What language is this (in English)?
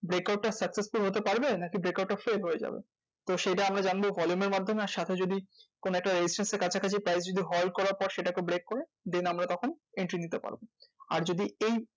Bangla